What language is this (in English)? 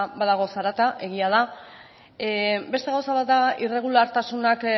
Basque